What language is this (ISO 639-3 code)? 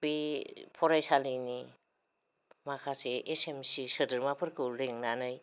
brx